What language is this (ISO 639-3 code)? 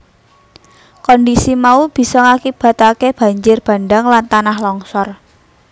jav